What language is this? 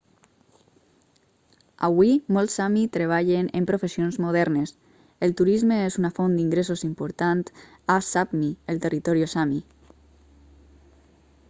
Catalan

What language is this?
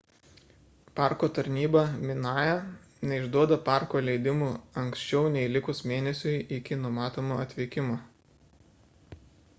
Lithuanian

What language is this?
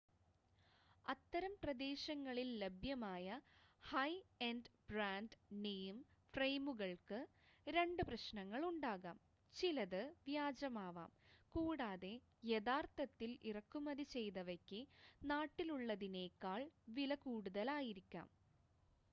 Malayalam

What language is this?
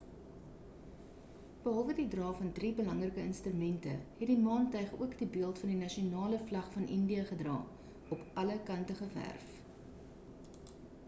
Afrikaans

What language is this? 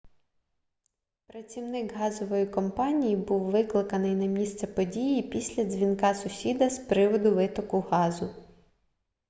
Ukrainian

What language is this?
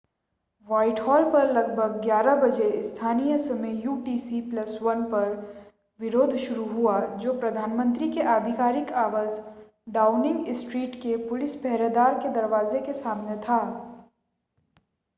Hindi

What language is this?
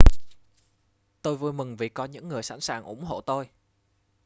Vietnamese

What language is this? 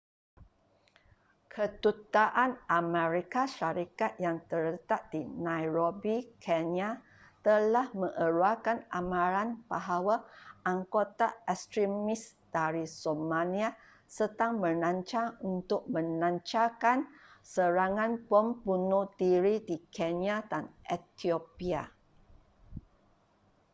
Malay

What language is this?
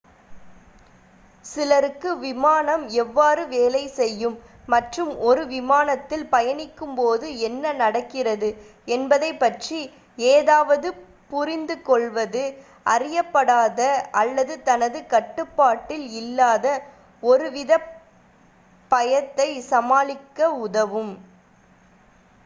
Tamil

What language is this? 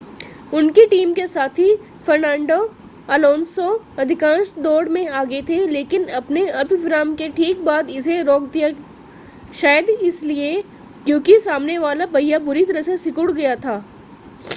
Hindi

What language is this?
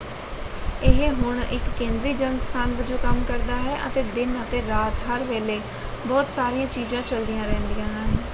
Punjabi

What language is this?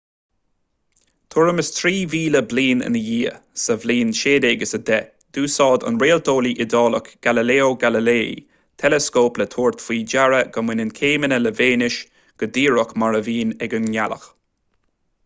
Irish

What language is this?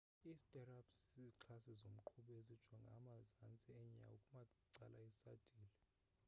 Xhosa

